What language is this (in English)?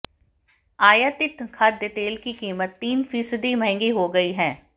Hindi